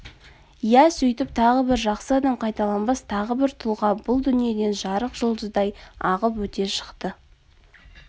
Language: Kazakh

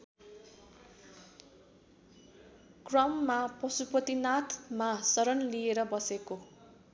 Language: Nepali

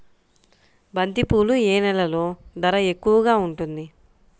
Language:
Telugu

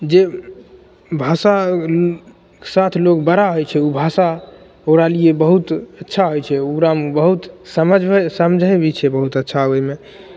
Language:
Maithili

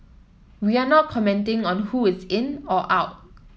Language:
English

